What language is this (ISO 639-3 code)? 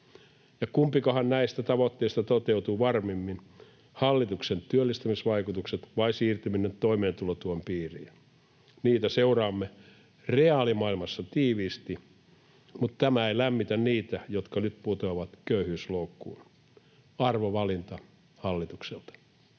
fin